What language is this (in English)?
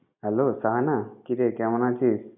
Bangla